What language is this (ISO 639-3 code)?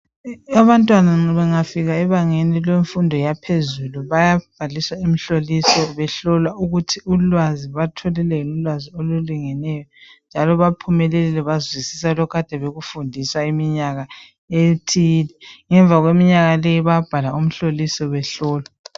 nde